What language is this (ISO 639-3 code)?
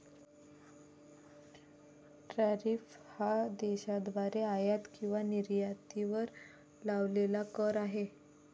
mar